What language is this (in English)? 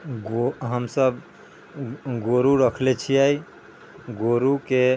Maithili